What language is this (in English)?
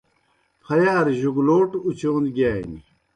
Kohistani Shina